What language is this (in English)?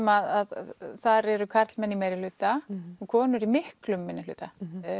Icelandic